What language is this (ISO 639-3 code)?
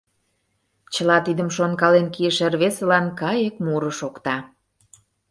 chm